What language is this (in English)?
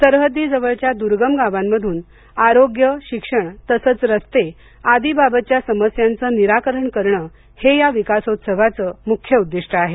Marathi